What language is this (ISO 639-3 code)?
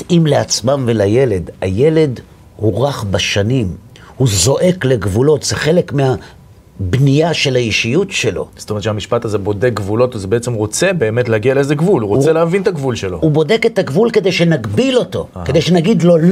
heb